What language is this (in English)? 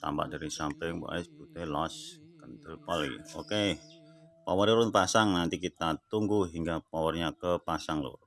Indonesian